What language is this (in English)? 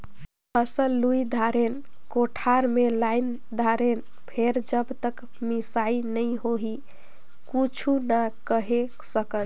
Chhattisgarhi